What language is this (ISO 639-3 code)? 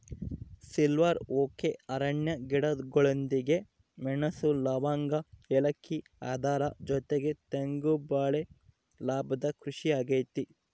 kan